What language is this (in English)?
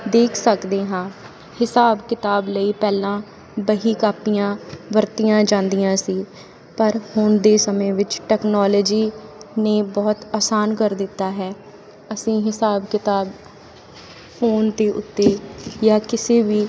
Punjabi